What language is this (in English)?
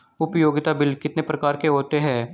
Hindi